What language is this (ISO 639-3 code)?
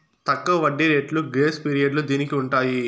tel